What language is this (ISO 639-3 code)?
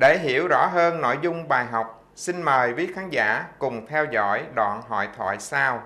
vie